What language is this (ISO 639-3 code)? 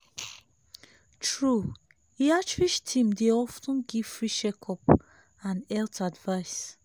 pcm